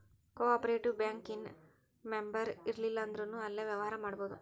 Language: Kannada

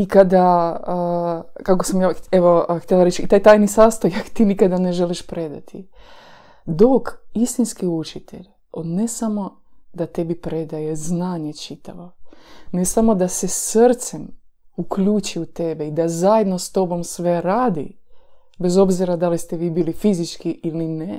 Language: Croatian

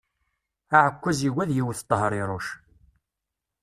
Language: Kabyle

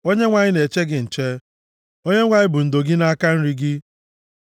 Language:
Igbo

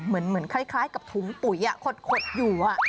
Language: Thai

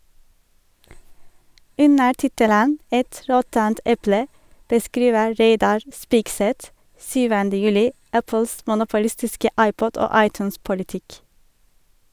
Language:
Norwegian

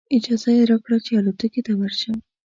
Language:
Pashto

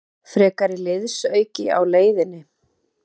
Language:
Icelandic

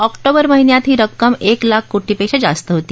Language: Marathi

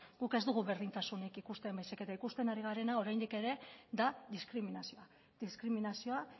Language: Basque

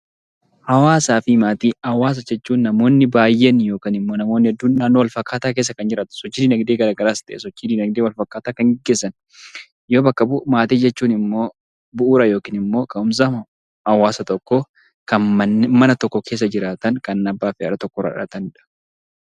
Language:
Oromo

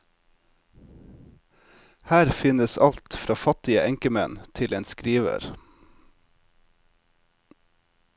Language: Norwegian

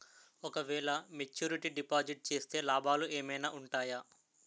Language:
Telugu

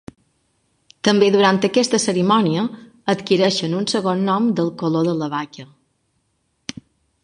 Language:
Catalan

